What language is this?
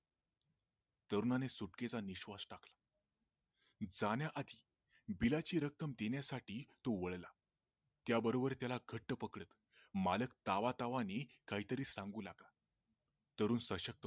Marathi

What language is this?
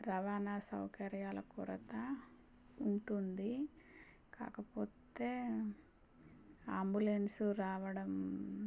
Telugu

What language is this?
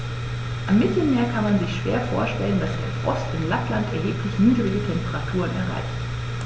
German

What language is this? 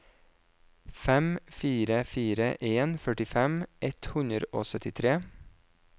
Norwegian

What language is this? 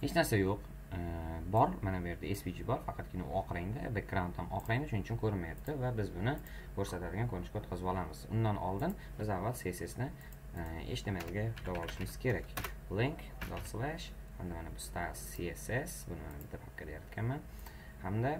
Turkish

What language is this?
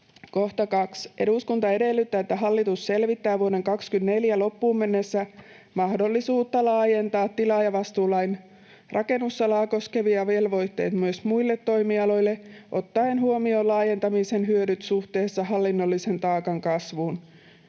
Finnish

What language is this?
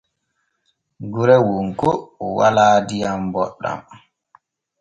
Borgu Fulfulde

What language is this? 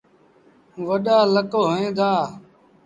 Sindhi Bhil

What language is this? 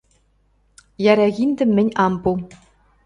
Western Mari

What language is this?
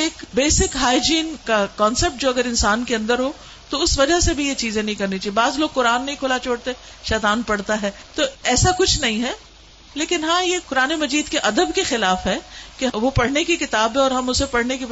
Urdu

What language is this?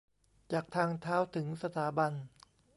Thai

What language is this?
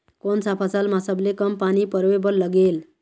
Chhattisgarhi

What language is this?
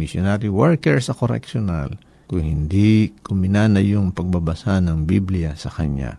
Filipino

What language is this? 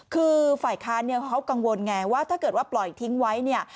Thai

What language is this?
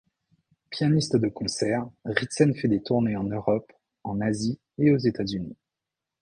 French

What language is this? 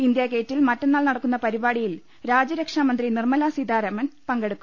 Malayalam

